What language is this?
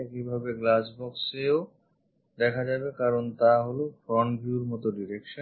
Bangla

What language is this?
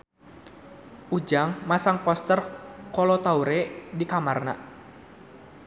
Sundanese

